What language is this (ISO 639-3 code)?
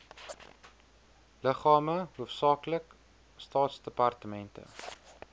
afr